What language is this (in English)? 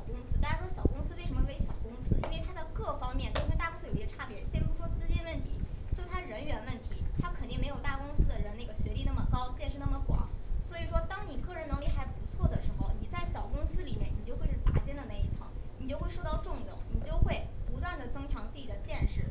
Chinese